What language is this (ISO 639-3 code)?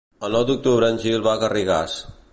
cat